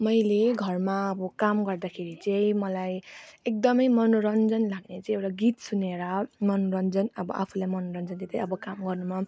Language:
Nepali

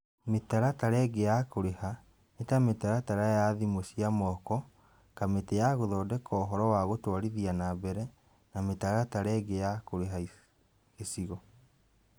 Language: Kikuyu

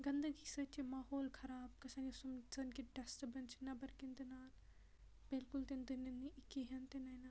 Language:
Kashmiri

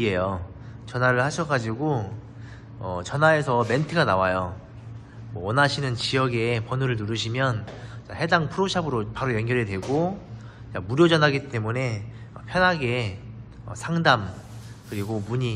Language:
Korean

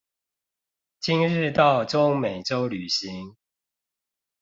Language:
Chinese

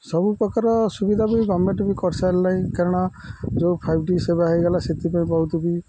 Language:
Odia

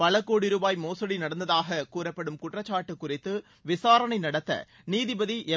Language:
Tamil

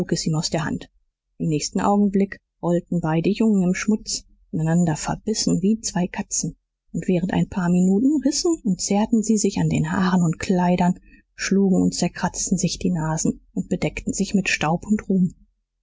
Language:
German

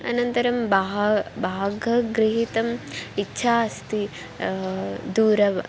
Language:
Sanskrit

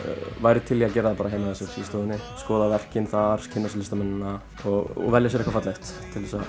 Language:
Icelandic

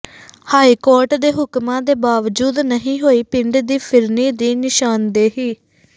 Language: Punjabi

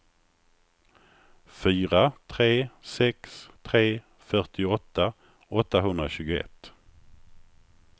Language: Swedish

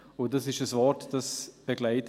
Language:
Swiss German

